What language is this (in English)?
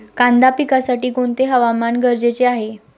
Marathi